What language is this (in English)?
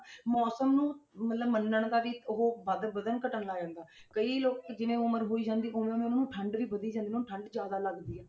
Punjabi